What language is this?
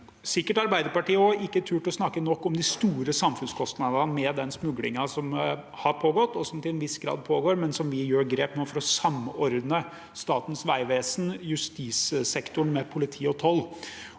Norwegian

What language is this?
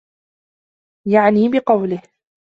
Arabic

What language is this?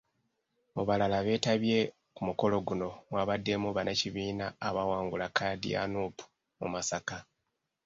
Ganda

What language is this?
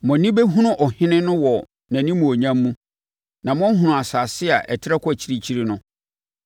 Akan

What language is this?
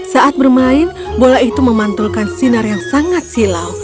Indonesian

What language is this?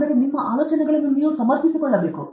Kannada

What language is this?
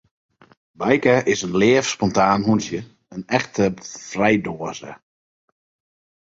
Western Frisian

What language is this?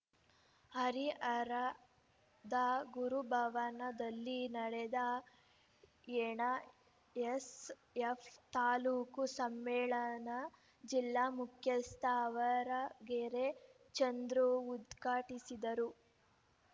Kannada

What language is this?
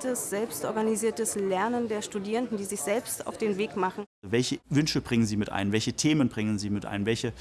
German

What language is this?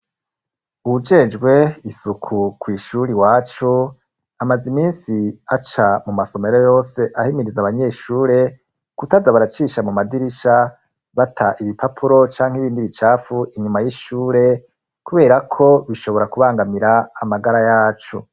Rundi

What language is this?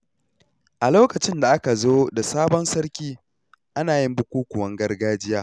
Hausa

